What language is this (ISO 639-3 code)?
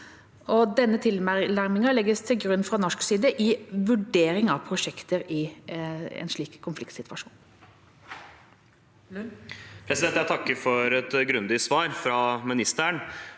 nor